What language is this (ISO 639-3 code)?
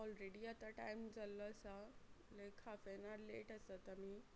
kok